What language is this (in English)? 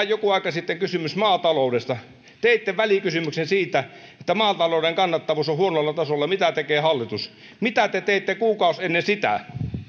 Finnish